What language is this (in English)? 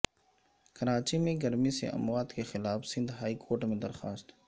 Urdu